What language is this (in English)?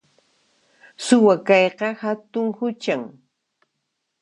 Puno Quechua